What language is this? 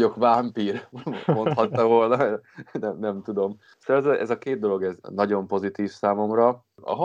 Hungarian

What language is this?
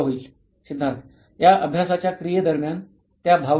Marathi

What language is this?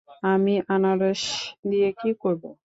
Bangla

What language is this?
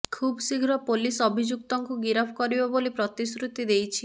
Odia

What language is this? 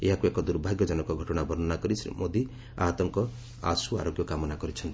Odia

